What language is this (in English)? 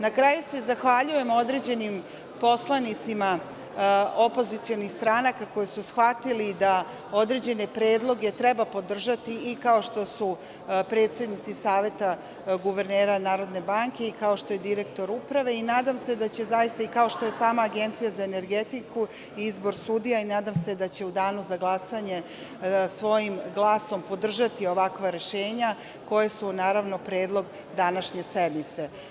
Serbian